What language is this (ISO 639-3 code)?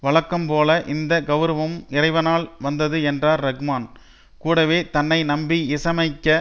tam